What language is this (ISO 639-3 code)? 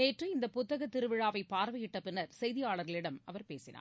tam